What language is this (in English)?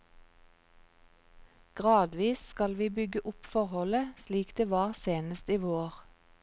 Norwegian